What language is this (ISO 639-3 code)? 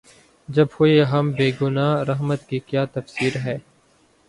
urd